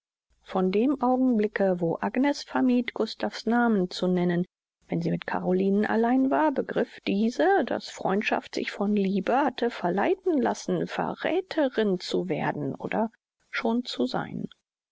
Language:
German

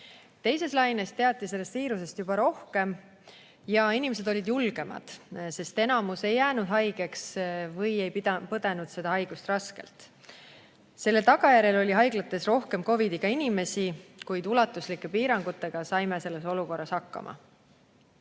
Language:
Estonian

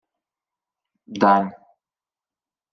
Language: Ukrainian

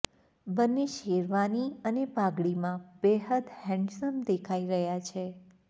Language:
Gujarati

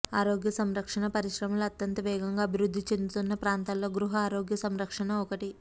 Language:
Telugu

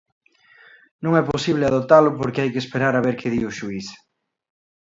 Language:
Galician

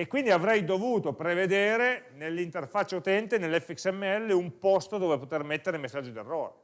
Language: Italian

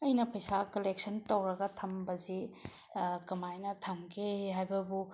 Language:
Manipuri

